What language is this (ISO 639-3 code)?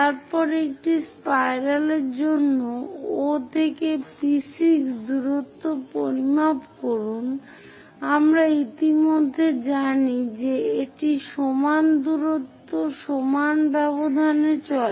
ben